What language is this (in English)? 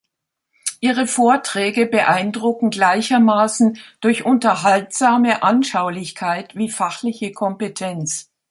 German